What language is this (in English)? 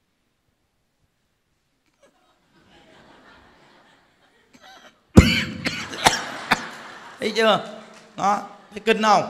Vietnamese